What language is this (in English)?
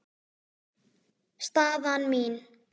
Icelandic